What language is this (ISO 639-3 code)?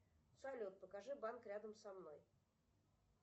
rus